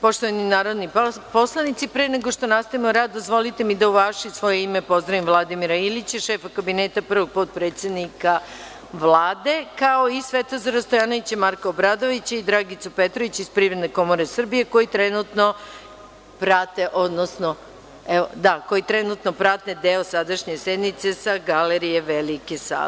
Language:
Serbian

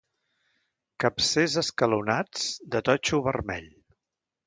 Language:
Catalan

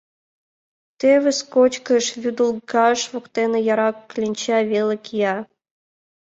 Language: Mari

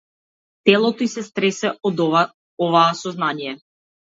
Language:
Macedonian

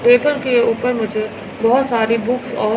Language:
Hindi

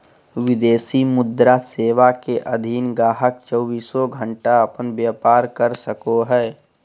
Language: Magahi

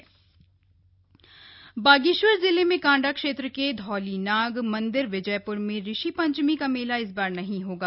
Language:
Hindi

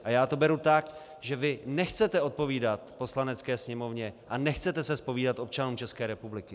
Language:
Czech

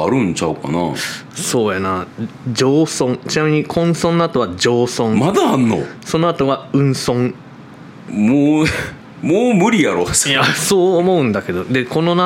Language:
Japanese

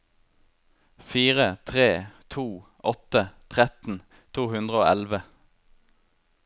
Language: Norwegian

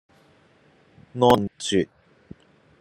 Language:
Cantonese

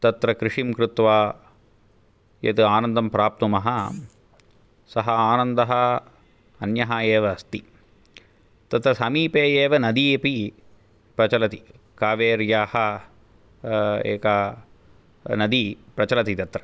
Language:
Sanskrit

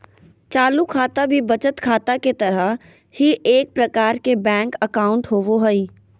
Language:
Magahi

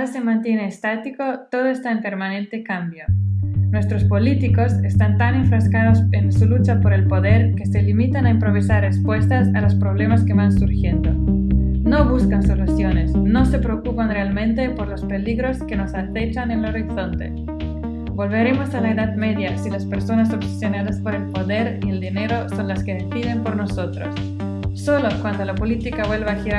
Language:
Spanish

